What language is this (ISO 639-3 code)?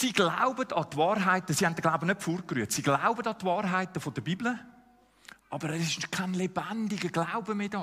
deu